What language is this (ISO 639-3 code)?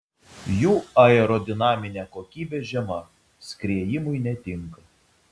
lit